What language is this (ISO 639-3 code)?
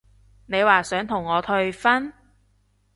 yue